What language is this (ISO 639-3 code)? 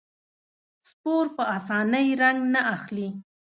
pus